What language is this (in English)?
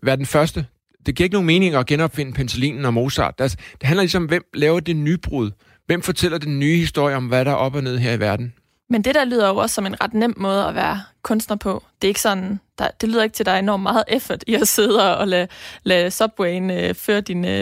Danish